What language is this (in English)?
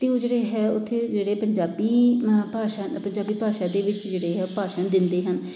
Punjabi